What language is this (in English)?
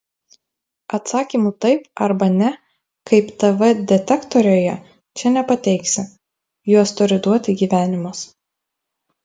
Lithuanian